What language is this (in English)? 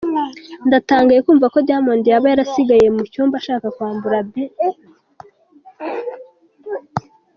Kinyarwanda